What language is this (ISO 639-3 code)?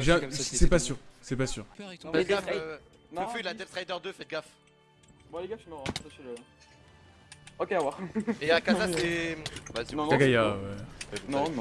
fra